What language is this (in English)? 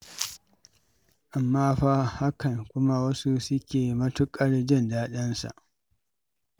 Hausa